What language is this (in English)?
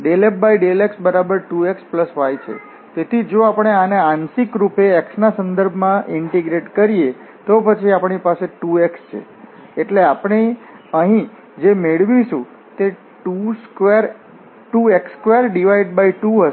Gujarati